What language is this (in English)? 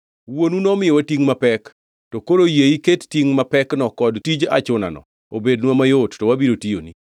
Luo (Kenya and Tanzania)